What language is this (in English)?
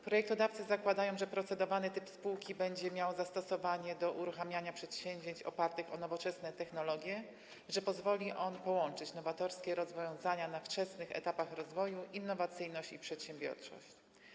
Polish